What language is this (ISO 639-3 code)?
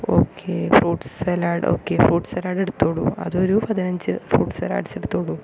mal